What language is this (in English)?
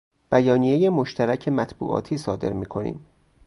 Persian